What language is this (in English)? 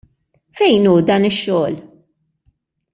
Maltese